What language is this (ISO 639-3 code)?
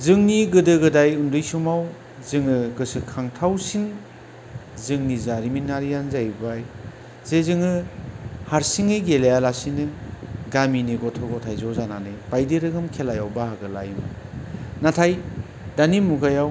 brx